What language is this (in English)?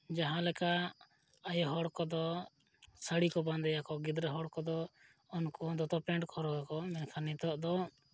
Santali